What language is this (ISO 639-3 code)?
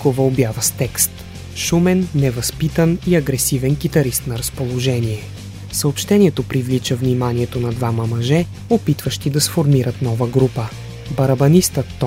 bul